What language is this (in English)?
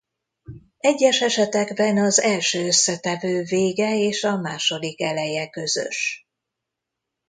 Hungarian